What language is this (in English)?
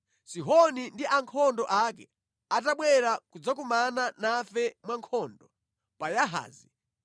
Nyanja